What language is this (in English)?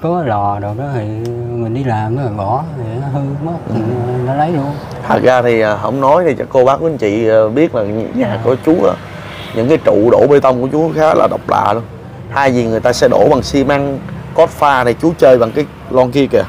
Vietnamese